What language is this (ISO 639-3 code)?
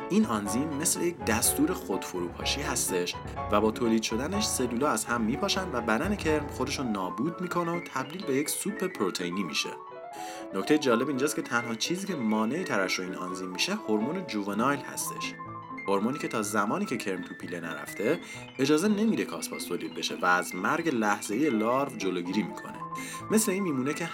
fas